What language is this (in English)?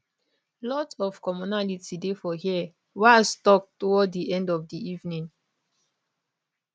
Nigerian Pidgin